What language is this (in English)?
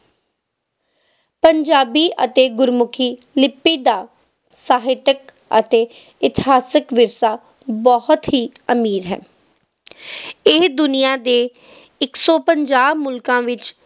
Punjabi